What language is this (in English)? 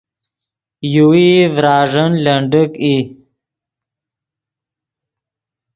Yidgha